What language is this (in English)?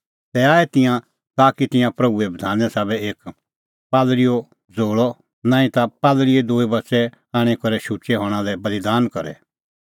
Kullu Pahari